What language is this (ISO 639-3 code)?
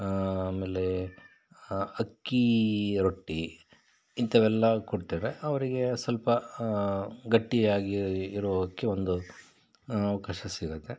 kan